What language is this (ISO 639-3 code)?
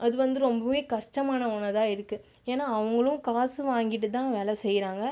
tam